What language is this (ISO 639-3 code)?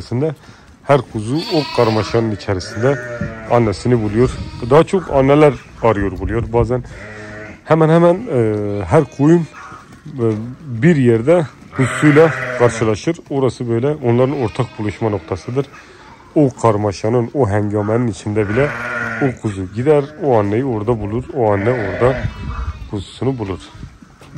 tur